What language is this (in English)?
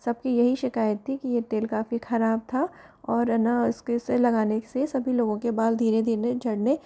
Hindi